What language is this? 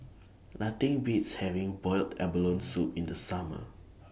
English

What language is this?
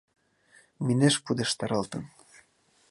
Mari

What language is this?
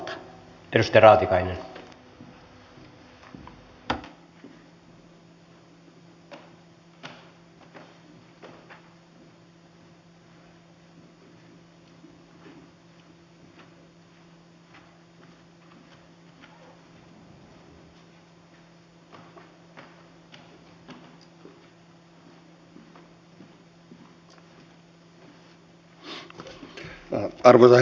Finnish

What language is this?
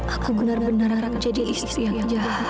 Indonesian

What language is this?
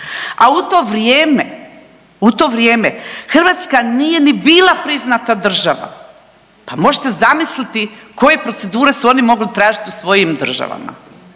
Croatian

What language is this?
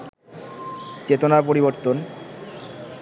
Bangla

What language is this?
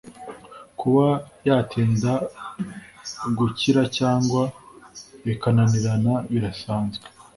Kinyarwanda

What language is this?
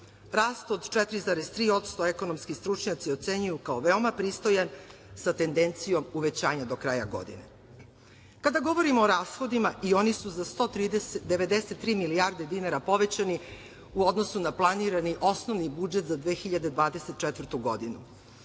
Serbian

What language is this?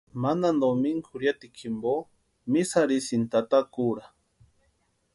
Western Highland Purepecha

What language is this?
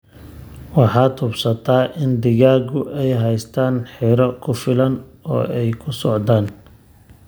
Somali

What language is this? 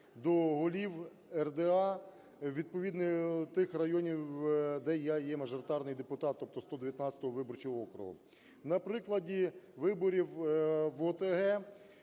Ukrainian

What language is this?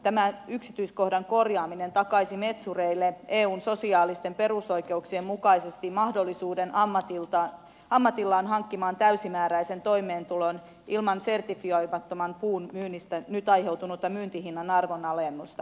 Finnish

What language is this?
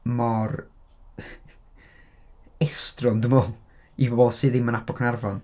Welsh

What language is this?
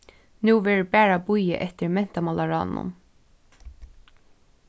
Faroese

